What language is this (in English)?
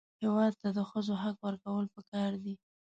Pashto